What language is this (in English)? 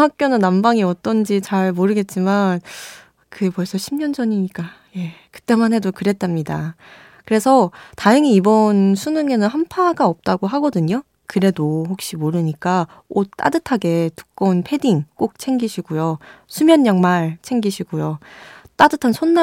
Korean